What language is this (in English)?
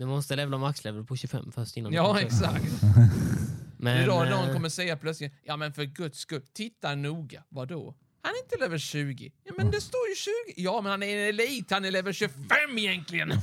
Swedish